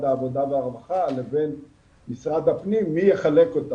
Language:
Hebrew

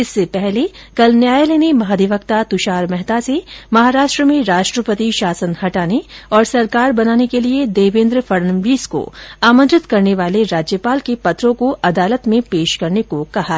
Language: Hindi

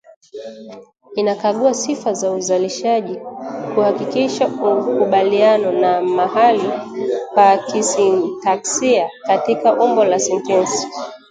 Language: Swahili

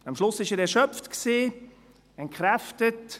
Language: Swiss German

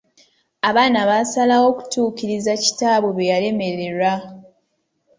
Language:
Ganda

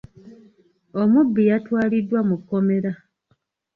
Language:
Ganda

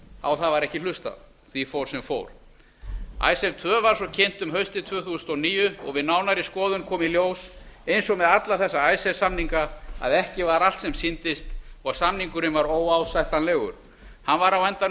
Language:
Icelandic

